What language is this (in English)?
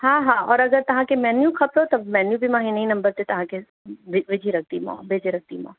Sindhi